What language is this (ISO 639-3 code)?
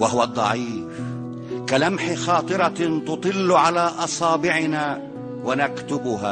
ara